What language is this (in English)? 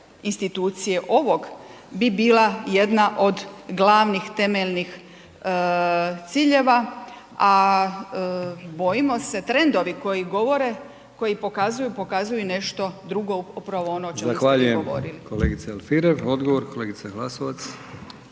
Croatian